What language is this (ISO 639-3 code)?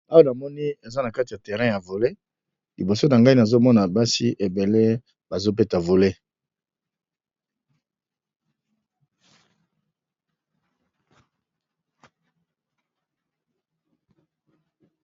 lin